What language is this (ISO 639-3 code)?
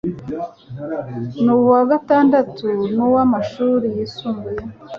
kin